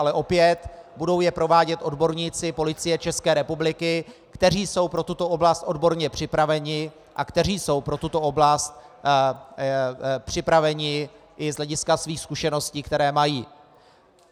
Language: Czech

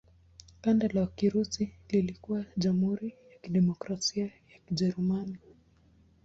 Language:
Swahili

